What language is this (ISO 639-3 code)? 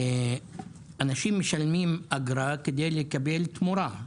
heb